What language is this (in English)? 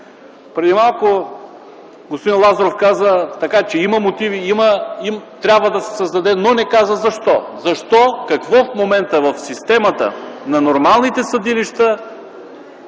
Bulgarian